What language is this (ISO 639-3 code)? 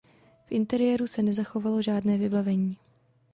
ces